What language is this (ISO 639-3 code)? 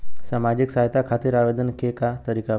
bho